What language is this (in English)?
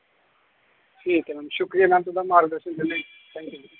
Dogri